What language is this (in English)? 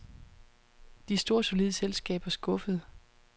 Danish